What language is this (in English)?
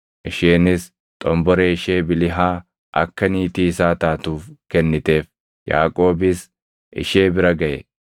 Oromo